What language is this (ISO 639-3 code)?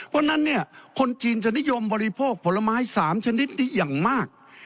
tha